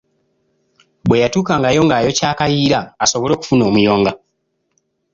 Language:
Ganda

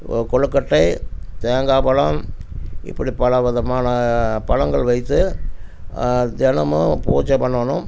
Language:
Tamil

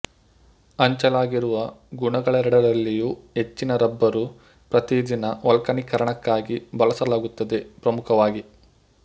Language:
Kannada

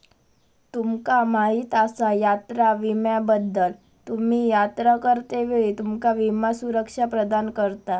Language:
Marathi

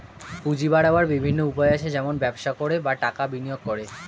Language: Bangla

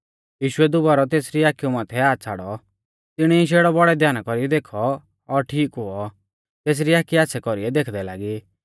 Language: Mahasu Pahari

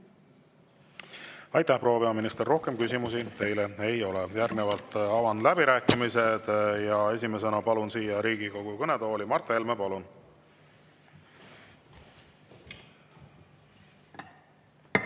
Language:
Estonian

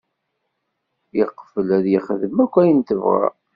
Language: Kabyle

